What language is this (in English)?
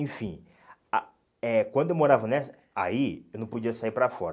Portuguese